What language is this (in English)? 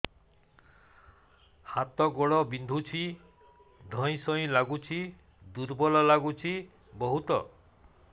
Odia